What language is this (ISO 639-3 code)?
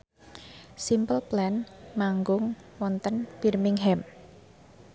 jav